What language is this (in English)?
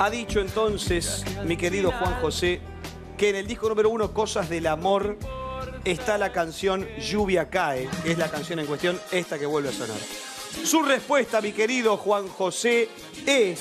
Spanish